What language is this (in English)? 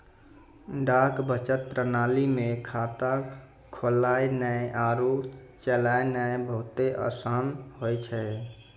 Maithili